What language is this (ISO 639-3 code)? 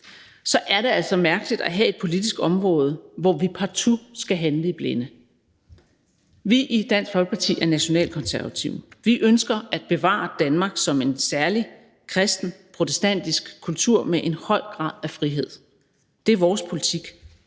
dan